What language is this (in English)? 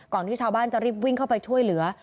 Thai